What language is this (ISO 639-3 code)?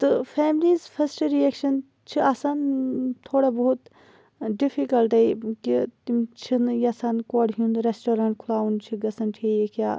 kas